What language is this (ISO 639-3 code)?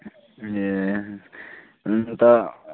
nep